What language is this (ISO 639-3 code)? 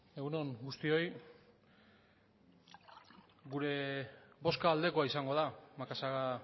eus